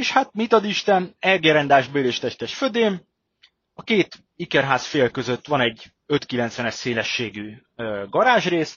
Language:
Hungarian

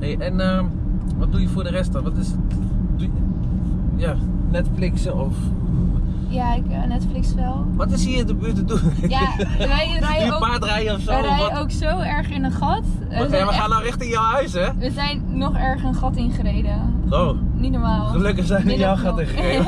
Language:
Dutch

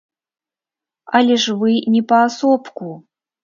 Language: Belarusian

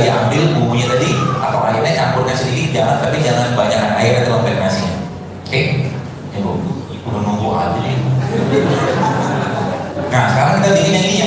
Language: Indonesian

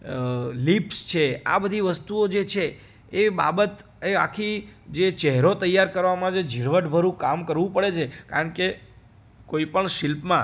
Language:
Gujarati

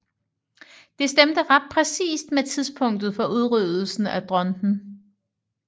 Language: Danish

